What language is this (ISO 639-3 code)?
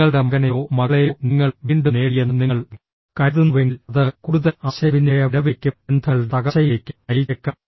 mal